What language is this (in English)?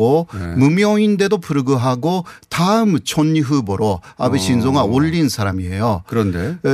Korean